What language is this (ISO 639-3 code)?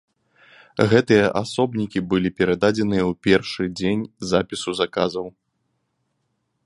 bel